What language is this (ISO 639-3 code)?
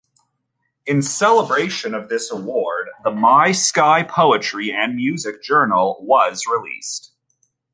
eng